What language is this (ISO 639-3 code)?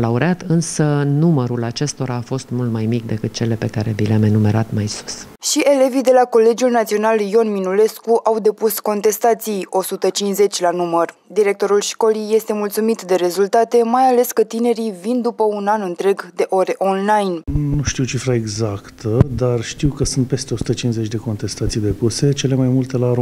ron